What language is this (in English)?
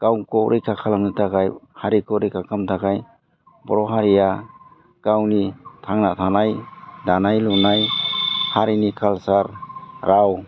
Bodo